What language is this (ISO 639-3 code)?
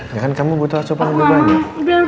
ind